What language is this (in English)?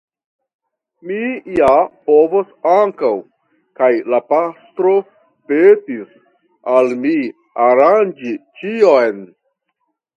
Esperanto